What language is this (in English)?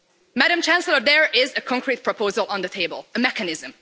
English